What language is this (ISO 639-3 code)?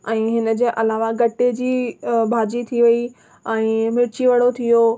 snd